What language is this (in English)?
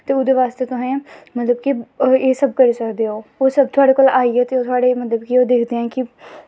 Dogri